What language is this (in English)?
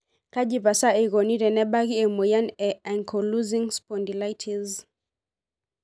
Masai